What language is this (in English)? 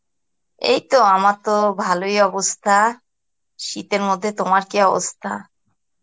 Bangla